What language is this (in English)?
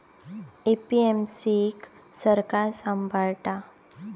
Marathi